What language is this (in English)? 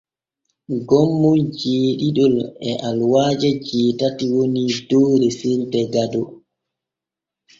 Borgu Fulfulde